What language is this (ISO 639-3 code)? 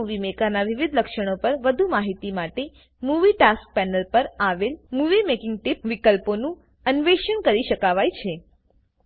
guj